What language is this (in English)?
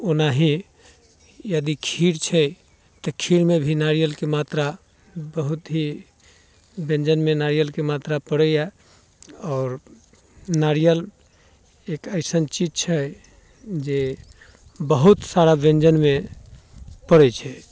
Maithili